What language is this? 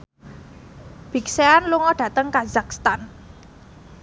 Javanese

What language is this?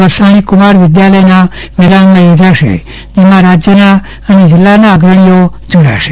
Gujarati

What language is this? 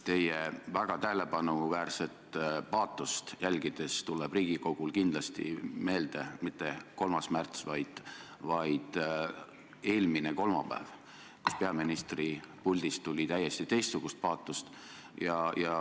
Estonian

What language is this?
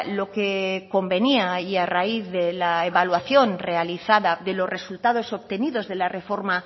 Spanish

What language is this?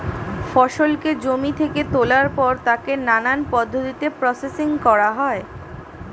Bangla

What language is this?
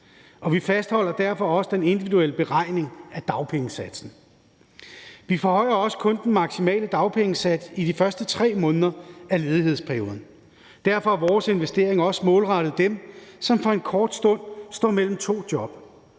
Danish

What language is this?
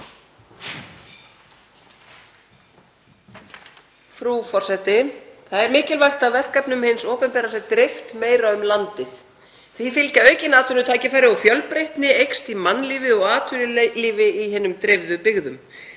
Icelandic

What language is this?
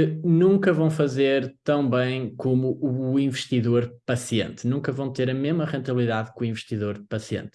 Portuguese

